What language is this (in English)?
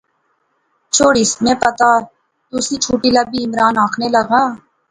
Pahari-Potwari